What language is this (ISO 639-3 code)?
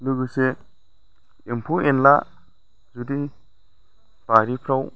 brx